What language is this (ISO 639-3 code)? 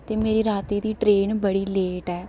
doi